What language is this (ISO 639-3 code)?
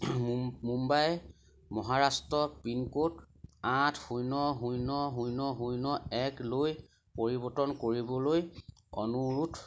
asm